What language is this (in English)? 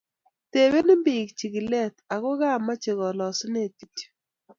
Kalenjin